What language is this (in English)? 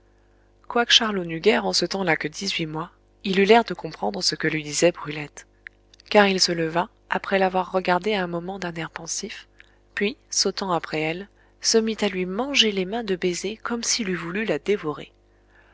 French